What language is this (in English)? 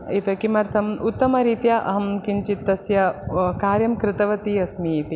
Sanskrit